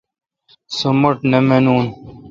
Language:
Kalkoti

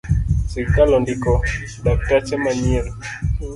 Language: Luo (Kenya and Tanzania)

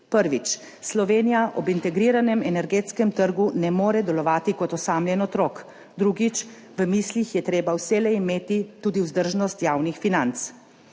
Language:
Slovenian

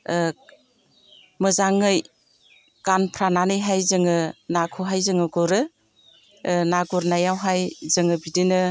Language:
Bodo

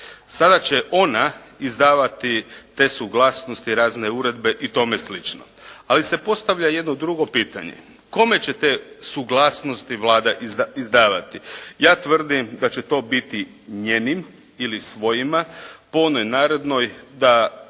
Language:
Croatian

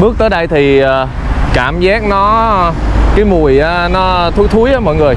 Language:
Vietnamese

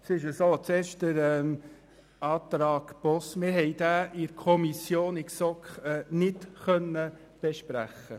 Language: Swiss German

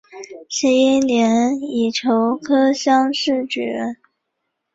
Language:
Chinese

